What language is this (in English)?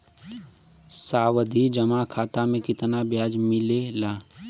Bhojpuri